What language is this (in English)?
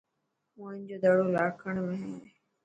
Dhatki